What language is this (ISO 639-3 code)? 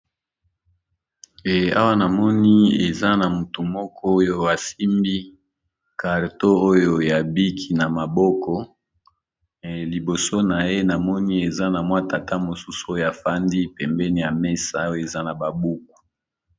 lin